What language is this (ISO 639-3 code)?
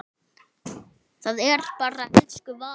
isl